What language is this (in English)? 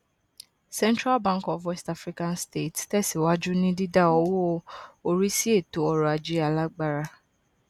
Yoruba